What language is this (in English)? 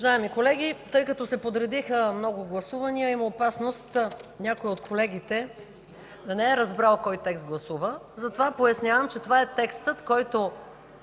Bulgarian